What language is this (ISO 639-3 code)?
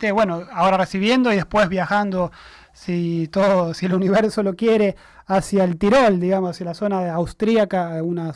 spa